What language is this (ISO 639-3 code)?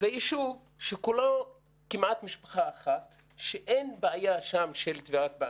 heb